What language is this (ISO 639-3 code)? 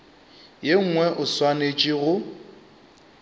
nso